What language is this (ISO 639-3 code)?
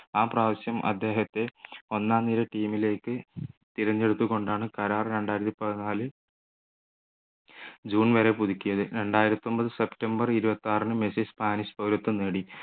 mal